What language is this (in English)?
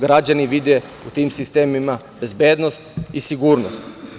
Serbian